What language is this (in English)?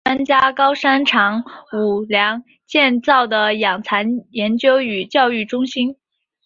Chinese